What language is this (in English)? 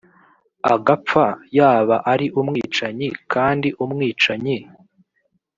Kinyarwanda